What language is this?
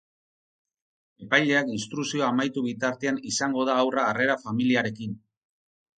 Basque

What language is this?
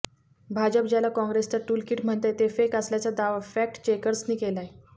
Marathi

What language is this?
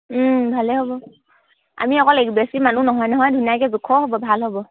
Assamese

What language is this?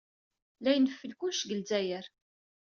Kabyle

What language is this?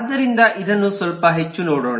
Kannada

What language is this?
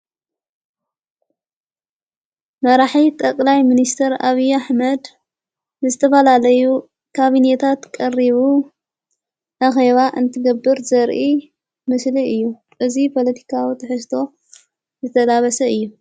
Tigrinya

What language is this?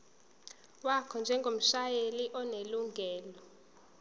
Zulu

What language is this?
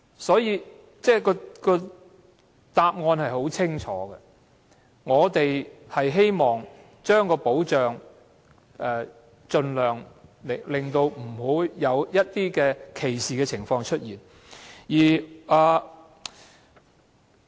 Cantonese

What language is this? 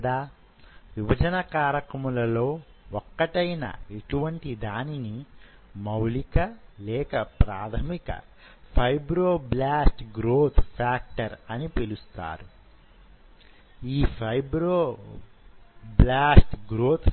Telugu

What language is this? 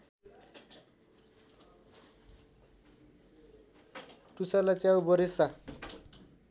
Nepali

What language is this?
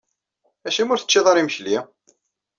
Kabyle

